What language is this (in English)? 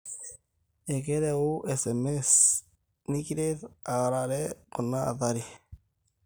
Masai